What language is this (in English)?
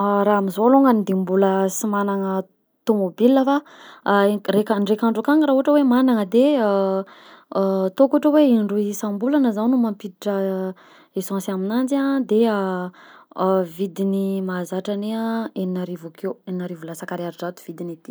Southern Betsimisaraka Malagasy